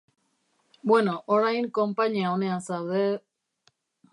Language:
Basque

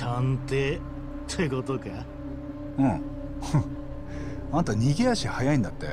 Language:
Japanese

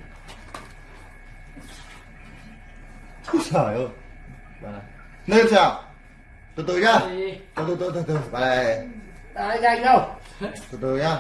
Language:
Vietnamese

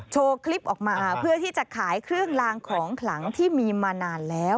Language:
Thai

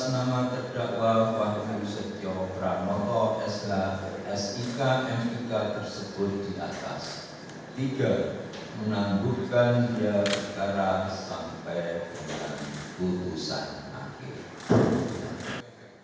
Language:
Indonesian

